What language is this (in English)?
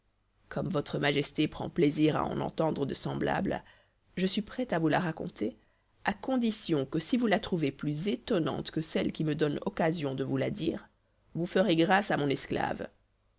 French